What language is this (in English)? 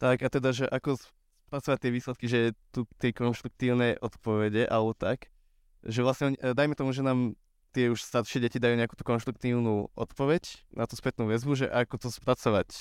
Slovak